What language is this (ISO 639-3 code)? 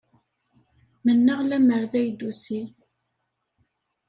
kab